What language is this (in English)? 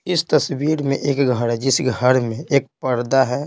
Hindi